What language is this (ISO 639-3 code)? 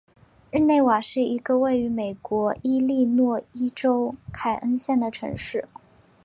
zho